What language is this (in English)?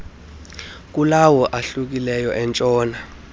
Xhosa